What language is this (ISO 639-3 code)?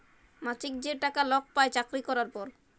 ben